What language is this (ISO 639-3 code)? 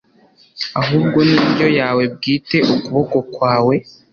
kin